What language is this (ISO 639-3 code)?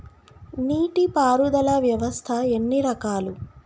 tel